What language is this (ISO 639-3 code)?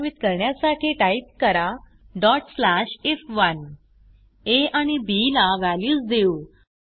mar